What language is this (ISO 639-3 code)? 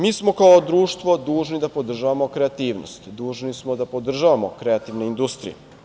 srp